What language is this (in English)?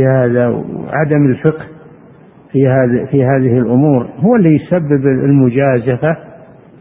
Arabic